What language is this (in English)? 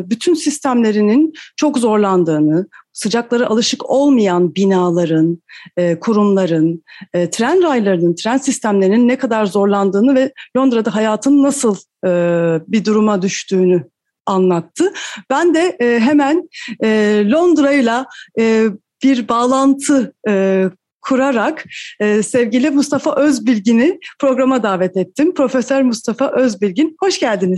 Turkish